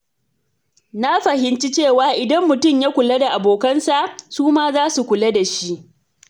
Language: Hausa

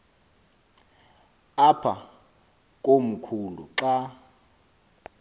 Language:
Xhosa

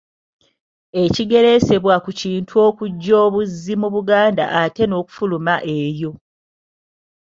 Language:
Ganda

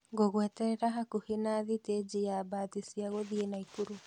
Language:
Kikuyu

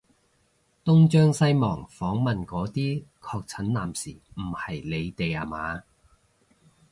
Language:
Cantonese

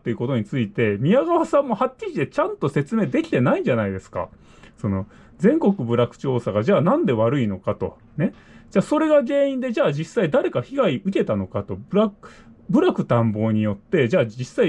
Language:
Japanese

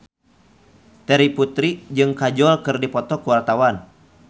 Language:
Sundanese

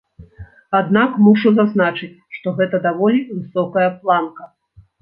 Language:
Belarusian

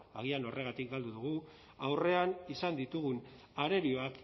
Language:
Basque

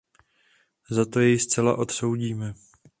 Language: Czech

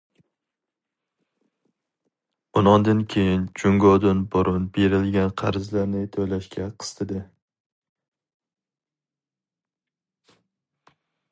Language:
Uyghur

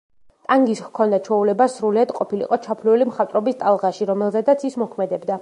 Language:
Georgian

